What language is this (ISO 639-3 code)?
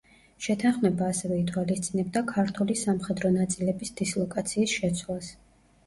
kat